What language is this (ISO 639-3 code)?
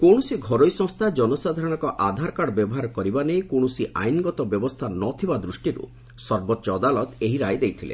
ori